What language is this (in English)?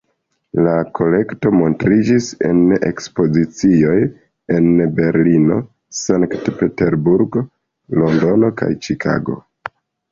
Esperanto